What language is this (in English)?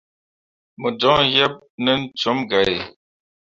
Mundang